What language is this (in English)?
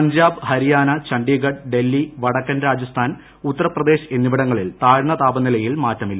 Malayalam